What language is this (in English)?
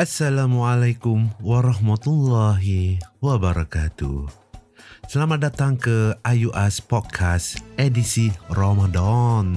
Malay